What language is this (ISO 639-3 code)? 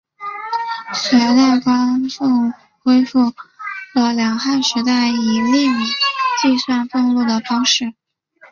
zho